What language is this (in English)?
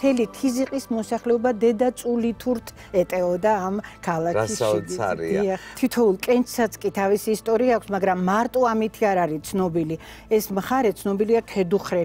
Romanian